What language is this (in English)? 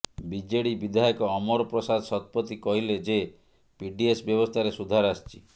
Odia